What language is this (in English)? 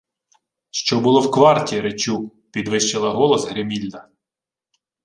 Ukrainian